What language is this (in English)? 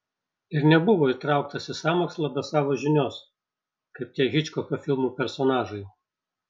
Lithuanian